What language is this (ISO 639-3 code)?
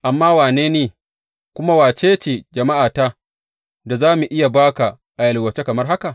hau